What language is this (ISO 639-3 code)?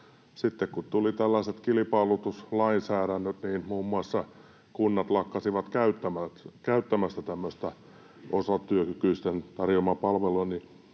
fin